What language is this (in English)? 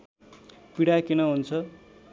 Nepali